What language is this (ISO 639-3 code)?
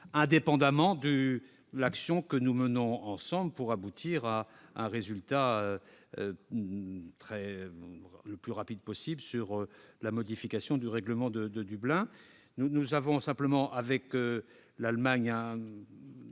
fra